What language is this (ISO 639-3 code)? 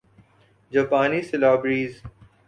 urd